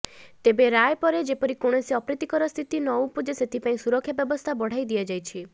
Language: Odia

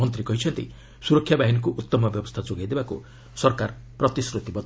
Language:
Odia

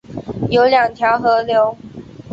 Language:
Chinese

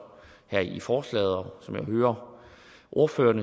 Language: Danish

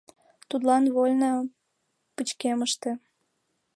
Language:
Mari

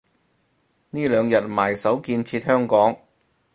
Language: Cantonese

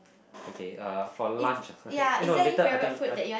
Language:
English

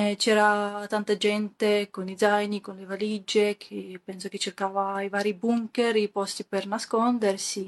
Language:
Italian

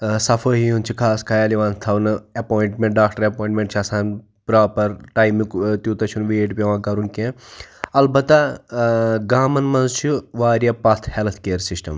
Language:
Kashmiri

